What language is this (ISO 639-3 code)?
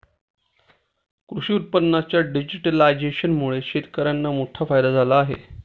mar